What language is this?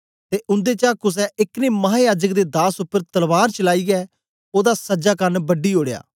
Dogri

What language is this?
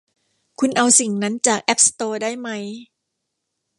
Thai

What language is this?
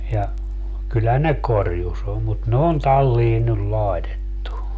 Finnish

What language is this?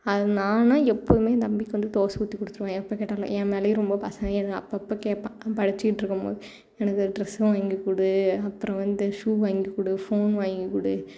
Tamil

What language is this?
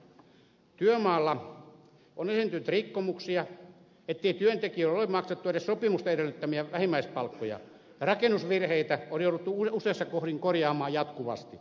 Finnish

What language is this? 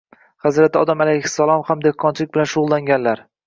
Uzbek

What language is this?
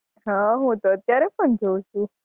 Gujarati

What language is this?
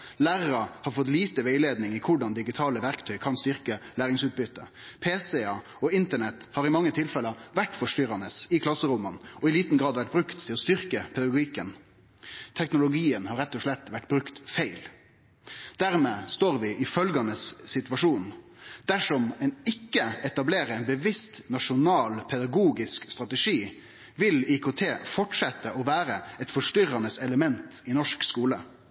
Norwegian Nynorsk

